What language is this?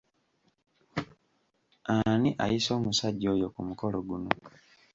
Ganda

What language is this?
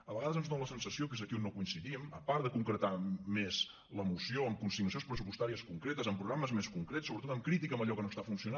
Catalan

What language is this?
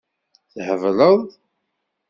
Kabyle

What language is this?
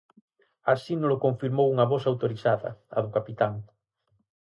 Galician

